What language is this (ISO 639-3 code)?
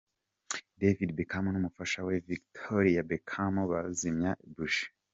kin